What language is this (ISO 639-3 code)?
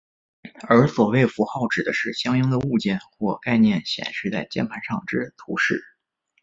zho